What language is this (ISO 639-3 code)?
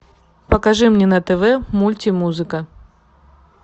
rus